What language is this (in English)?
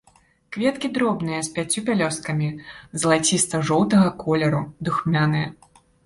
Belarusian